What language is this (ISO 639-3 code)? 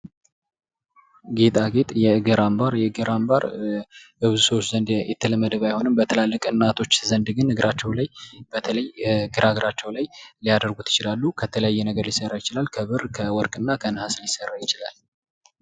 amh